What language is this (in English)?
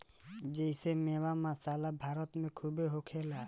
Bhojpuri